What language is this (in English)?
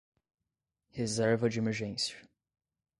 Portuguese